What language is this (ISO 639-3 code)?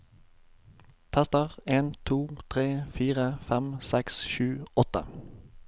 nor